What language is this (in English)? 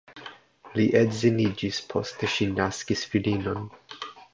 Esperanto